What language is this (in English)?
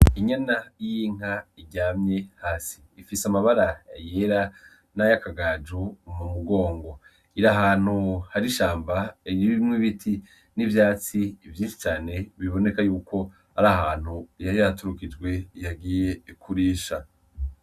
Rundi